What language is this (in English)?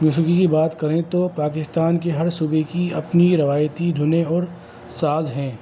Urdu